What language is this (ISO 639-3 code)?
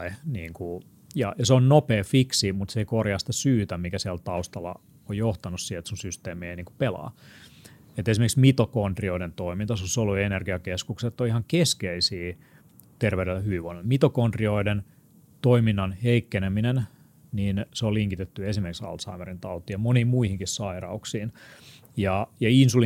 fin